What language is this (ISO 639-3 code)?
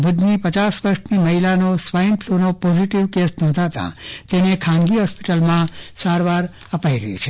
guj